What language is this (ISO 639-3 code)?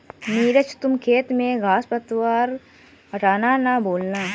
hin